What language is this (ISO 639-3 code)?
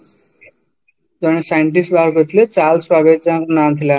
ori